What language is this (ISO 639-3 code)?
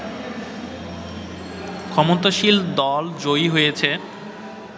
ben